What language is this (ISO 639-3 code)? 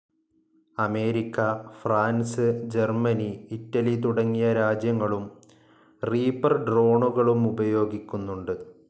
mal